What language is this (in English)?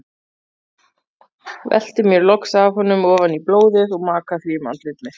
Icelandic